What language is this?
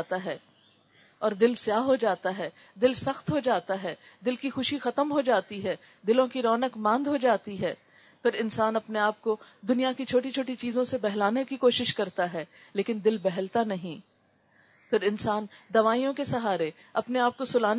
Urdu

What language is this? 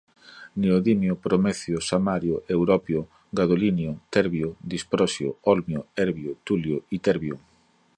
Portuguese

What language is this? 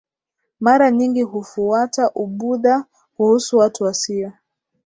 Swahili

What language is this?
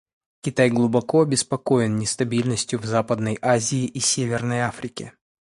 Russian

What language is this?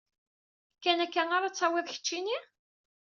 Kabyle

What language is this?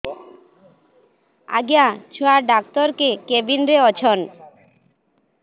Odia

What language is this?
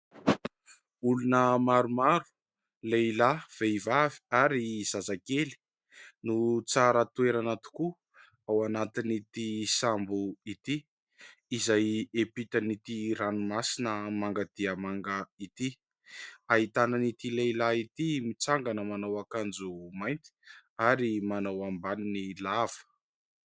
Malagasy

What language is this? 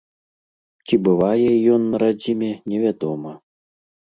Belarusian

